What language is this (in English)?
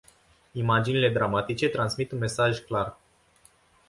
Romanian